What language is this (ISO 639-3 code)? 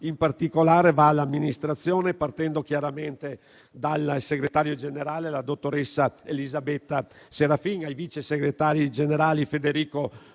ita